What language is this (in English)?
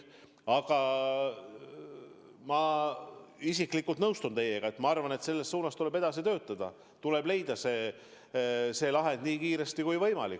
Estonian